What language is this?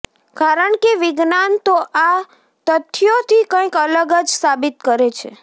Gujarati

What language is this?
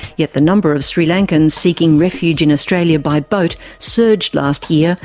English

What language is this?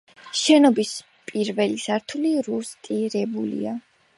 Georgian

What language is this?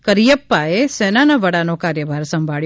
Gujarati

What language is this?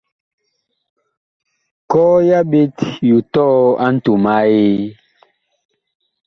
Bakoko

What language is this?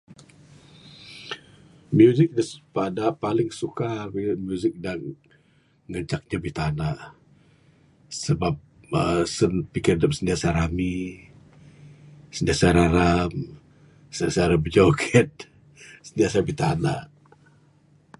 Bukar-Sadung Bidayuh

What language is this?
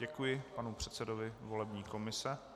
Czech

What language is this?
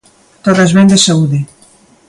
Galician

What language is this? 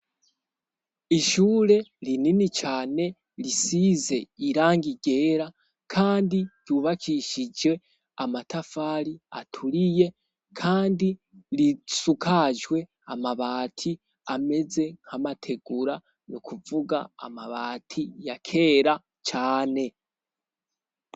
Rundi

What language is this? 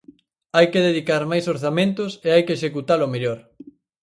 Galician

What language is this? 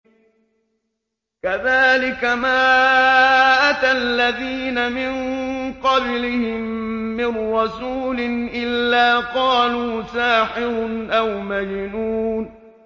Arabic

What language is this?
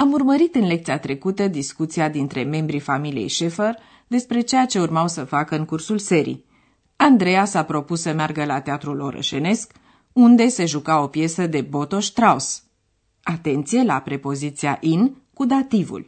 Romanian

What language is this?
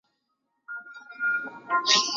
Chinese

